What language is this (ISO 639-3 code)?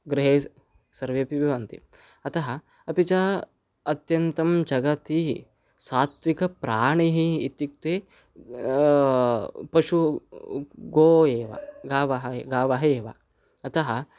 san